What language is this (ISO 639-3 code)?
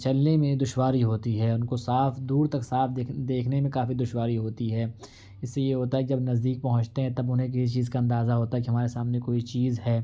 urd